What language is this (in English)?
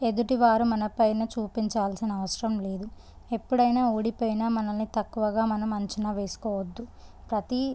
Telugu